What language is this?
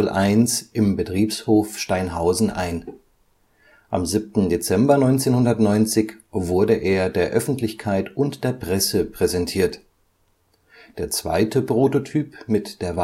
German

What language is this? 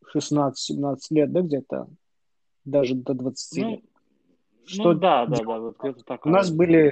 Russian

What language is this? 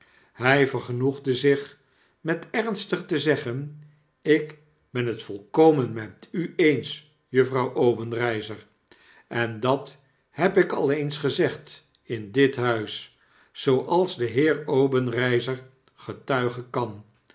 Dutch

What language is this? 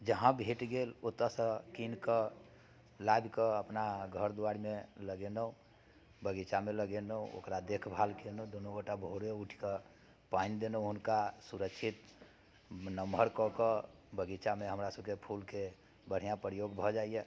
Maithili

